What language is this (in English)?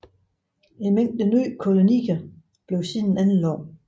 Danish